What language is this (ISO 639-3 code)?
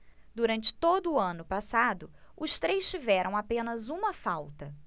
por